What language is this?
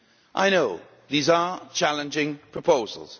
English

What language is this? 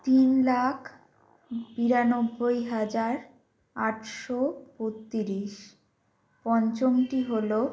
Bangla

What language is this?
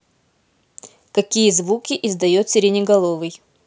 Russian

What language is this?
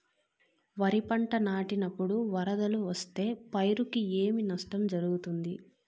Telugu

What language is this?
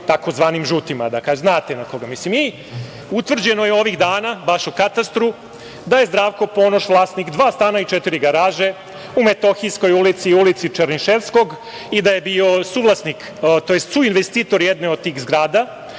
Serbian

